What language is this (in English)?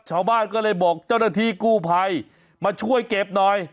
Thai